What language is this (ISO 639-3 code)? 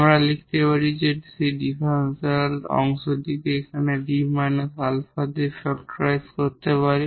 ben